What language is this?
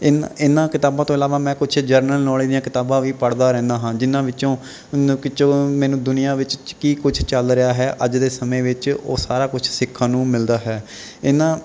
Punjabi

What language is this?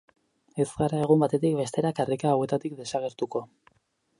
Basque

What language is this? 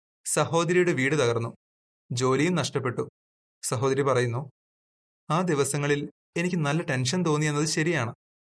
Malayalam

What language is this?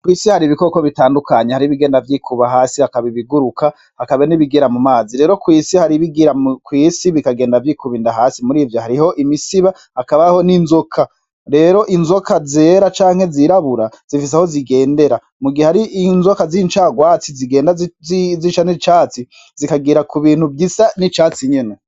Rundi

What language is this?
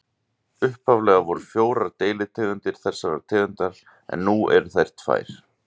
Icelandic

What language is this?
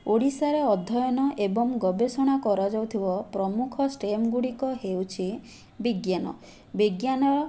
Odia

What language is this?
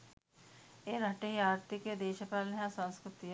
Sinhala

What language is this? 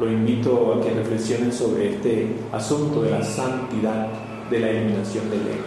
Spanish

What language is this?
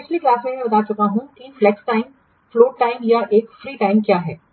Hindi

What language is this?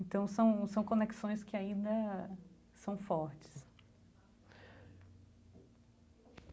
Portuguese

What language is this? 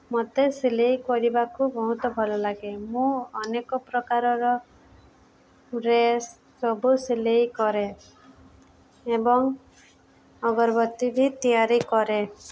Odia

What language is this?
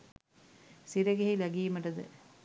Sinhala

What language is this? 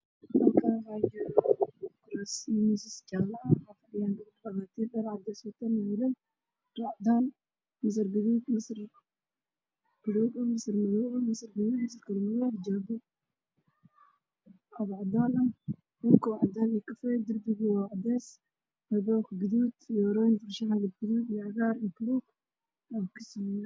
Somali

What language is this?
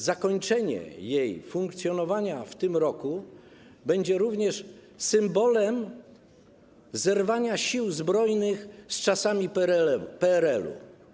Polish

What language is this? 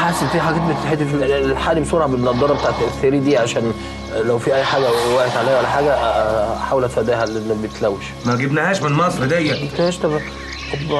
Arabic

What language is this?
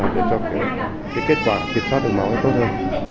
Vietnamese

